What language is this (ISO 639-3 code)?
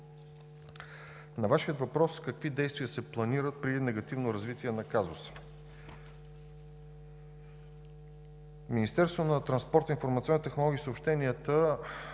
bul